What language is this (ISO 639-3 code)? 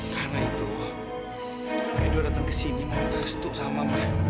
ind